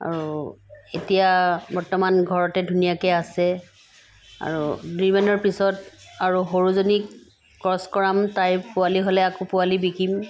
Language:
Assamese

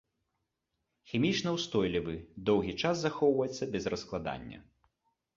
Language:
Belarusian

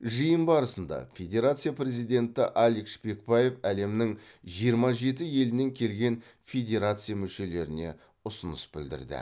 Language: Kazakh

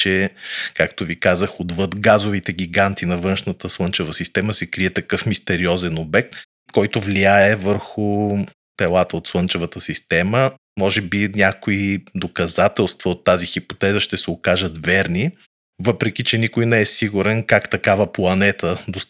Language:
Bulgarian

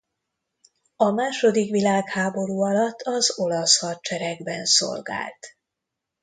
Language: Hungarian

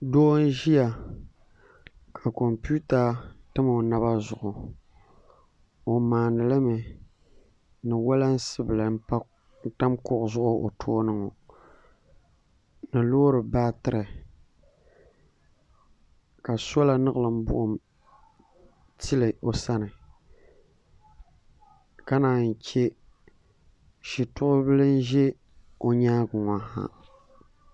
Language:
Dagbani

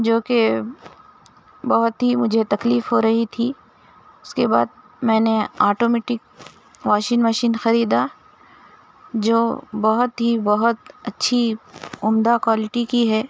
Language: Urdu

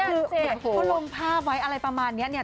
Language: Thai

